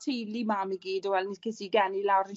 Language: Welsh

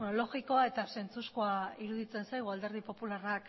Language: Basque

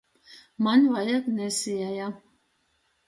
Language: Latgalian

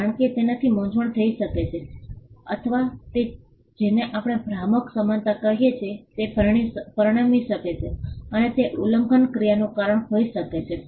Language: Gujarati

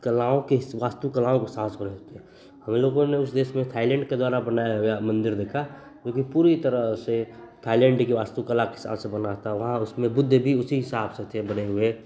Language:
Hindi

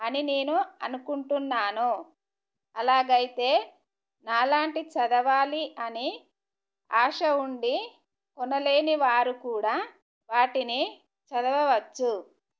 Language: Telugu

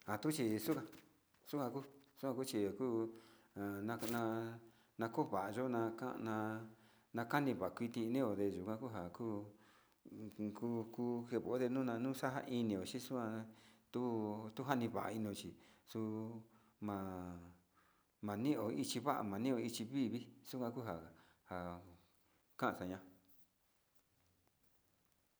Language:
Sinicahua Mixtec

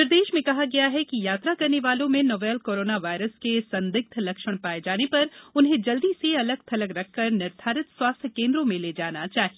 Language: Hindi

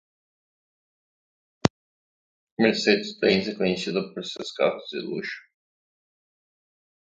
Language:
Portuguese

